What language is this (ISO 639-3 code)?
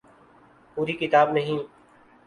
urd